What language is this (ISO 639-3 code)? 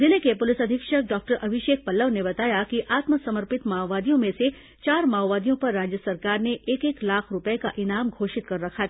hin